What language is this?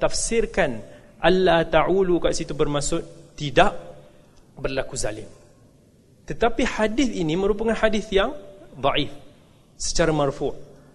Malay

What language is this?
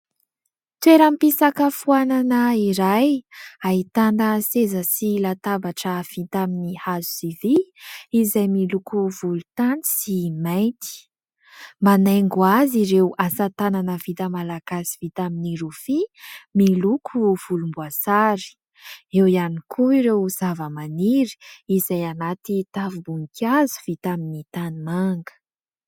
Malagasy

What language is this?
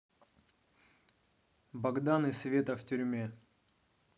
Russian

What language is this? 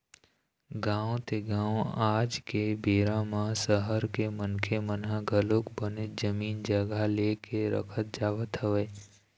Chhattisgarhi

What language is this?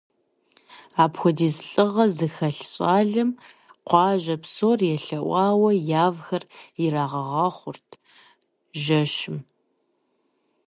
Kabardian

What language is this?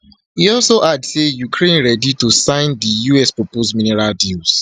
Nigerian Pidgin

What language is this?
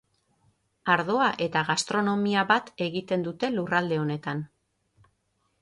Basque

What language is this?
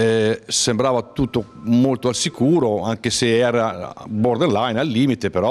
Italian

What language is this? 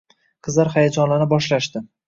Uzbek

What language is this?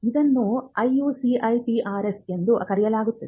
Kannada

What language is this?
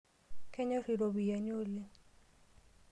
Masai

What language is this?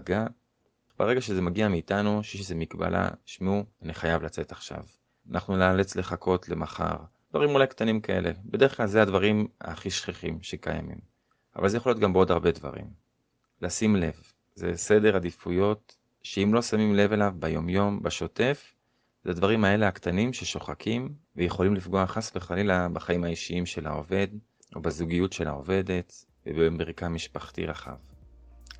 Hebrew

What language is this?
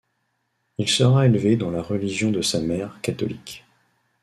French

